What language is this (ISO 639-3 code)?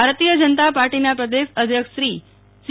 guj